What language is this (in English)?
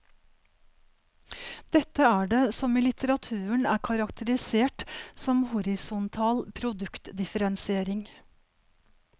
Norwegian